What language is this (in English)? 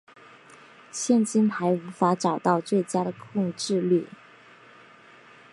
Chinese